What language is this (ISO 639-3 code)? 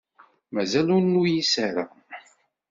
kab